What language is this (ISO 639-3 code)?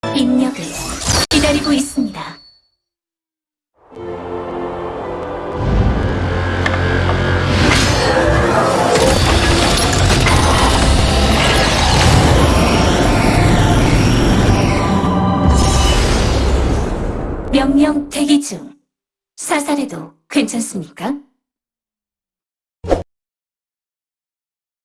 kor